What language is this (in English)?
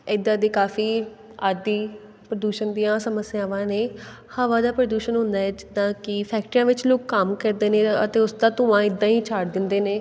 Punjabi